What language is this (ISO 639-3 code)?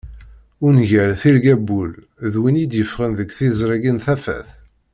kab